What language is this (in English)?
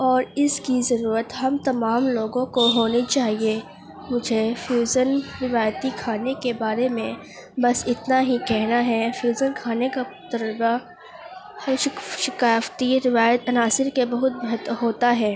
Urdu